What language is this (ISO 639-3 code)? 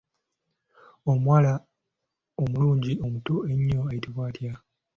lug